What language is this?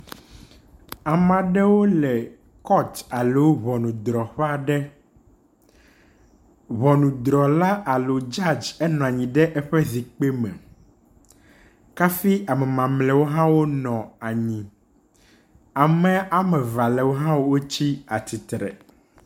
Ewe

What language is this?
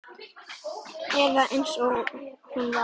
Icelandic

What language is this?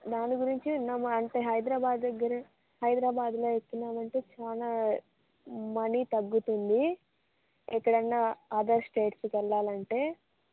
Telugu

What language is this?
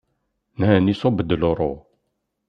Kabyle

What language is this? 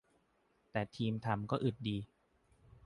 Thai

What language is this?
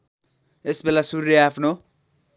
Nepali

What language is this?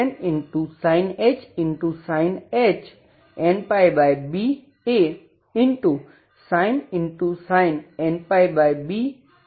Gujarati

